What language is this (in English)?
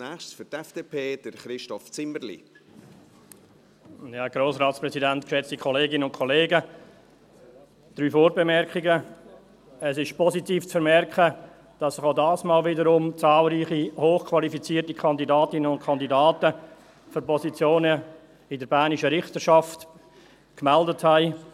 Swiss German